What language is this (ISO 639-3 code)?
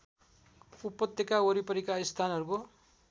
nep